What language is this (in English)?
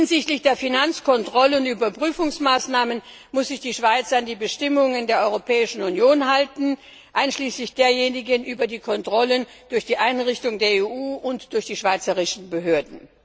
German